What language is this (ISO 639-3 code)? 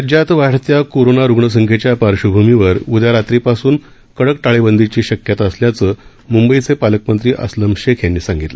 mar